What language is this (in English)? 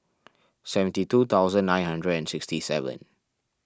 English